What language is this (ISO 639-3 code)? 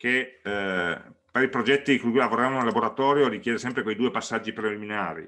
ita